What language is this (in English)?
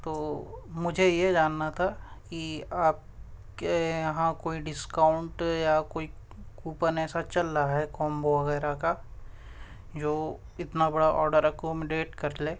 Urdu